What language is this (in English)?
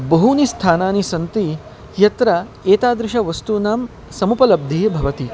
Sanskrit